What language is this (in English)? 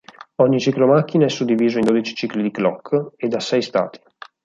Italian